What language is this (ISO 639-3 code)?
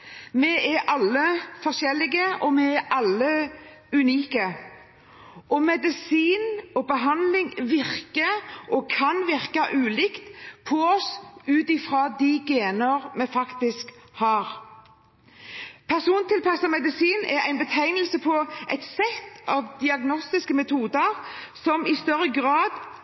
nob